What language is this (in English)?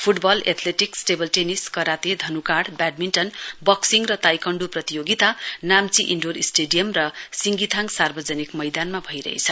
Nepali